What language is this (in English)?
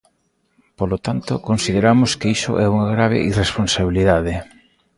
Galician